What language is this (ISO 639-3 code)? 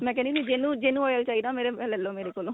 pan